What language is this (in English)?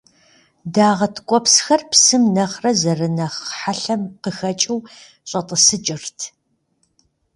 Kabardian